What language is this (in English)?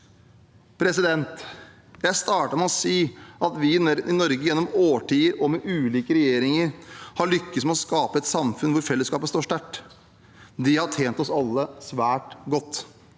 Norwegian